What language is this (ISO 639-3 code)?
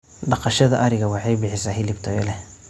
som